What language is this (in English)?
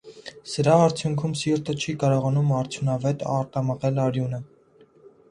Armenian